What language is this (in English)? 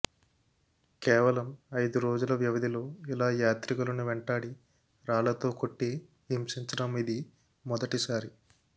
Telugu